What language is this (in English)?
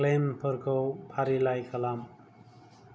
Bodo